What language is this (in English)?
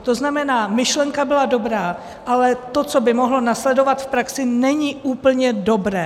Czech